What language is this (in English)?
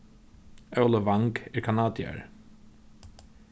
Faroese